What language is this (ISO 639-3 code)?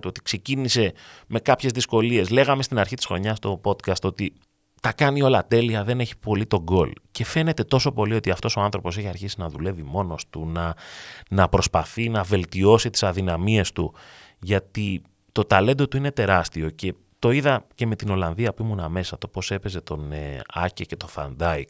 ell